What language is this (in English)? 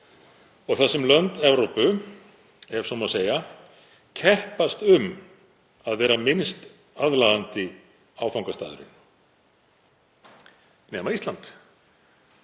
Icelandic